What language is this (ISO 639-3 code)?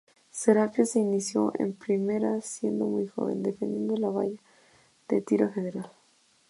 spa